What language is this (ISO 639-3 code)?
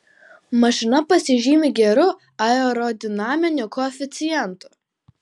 lit